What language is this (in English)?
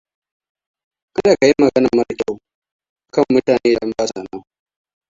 Hausa